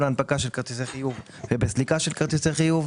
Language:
Hebrew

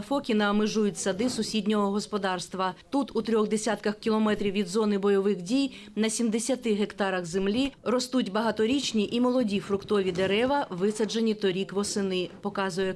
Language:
Ukrainian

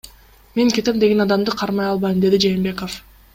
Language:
Kyrgyz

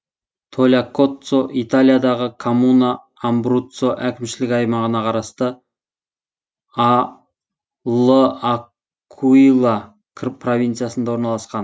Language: Kazakh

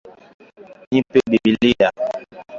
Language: Swahili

